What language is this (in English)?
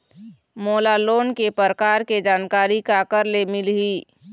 Chhattisgarhi